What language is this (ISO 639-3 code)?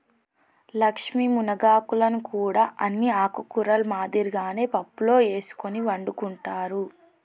tel